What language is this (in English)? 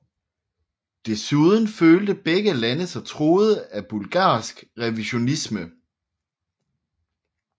Danish